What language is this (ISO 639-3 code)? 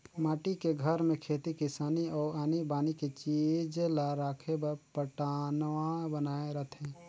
hne